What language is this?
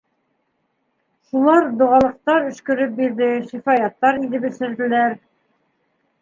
Bashkir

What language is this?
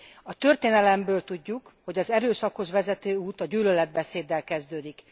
Hungarian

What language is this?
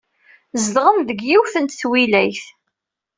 Kabyle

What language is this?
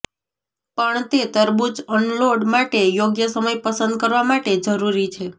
Gujarati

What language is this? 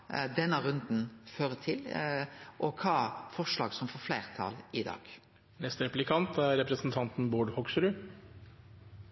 Norwegian Nynorsk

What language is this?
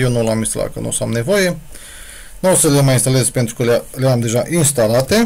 Romanian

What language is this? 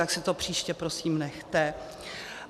Czech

